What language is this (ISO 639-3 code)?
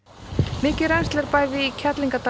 isl